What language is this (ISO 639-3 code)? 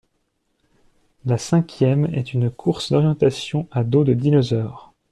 fra